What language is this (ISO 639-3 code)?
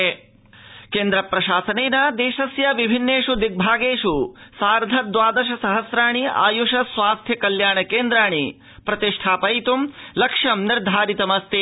san